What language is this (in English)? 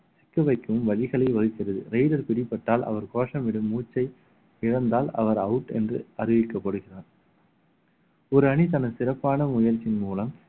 Tamil